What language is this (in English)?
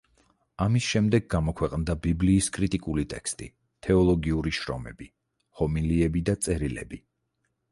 Georgian